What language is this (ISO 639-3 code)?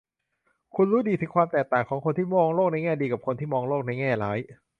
tha